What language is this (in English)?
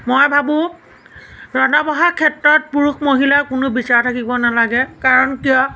Assamese